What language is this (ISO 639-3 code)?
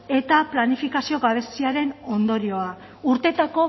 eus